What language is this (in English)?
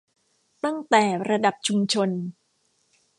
Thai